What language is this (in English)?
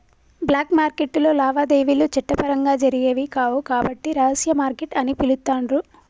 Telugu